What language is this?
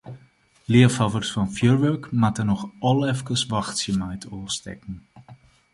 Western Frisian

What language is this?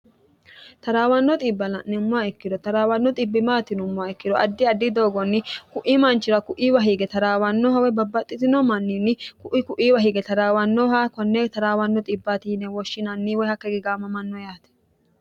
Sidamo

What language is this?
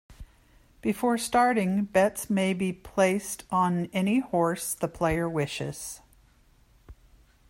English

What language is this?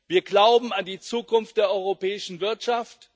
German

